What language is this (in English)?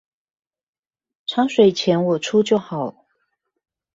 Chinese